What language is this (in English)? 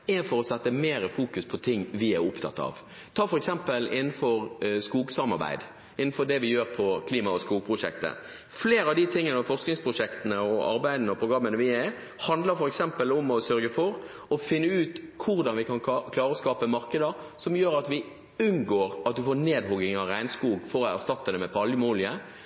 Norwegian Bokmål